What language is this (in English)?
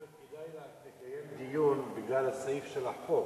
Hebrew